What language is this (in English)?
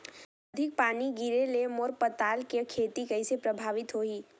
Chhattisgarhi